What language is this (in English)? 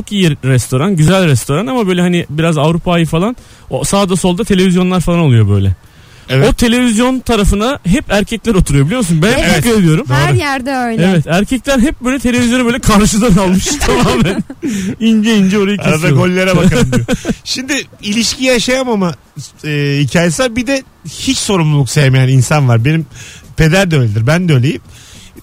Turkish